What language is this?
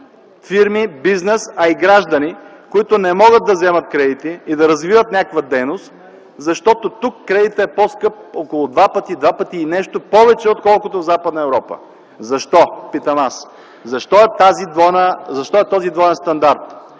Bulgarian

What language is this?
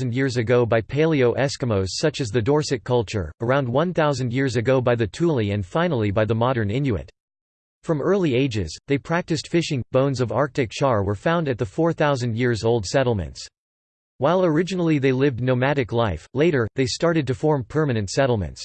English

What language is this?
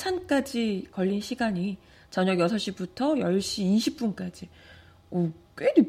Korean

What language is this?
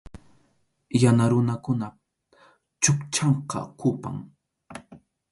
Arequipa-La Unión Quechua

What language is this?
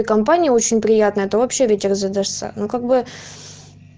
Russian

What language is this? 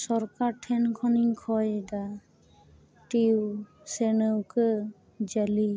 Santali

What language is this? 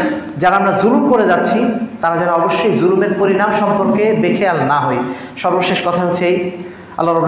Arabic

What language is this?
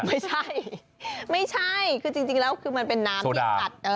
Thai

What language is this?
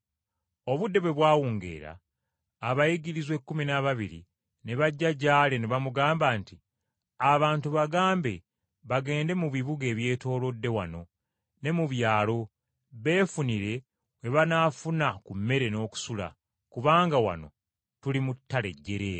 Ganda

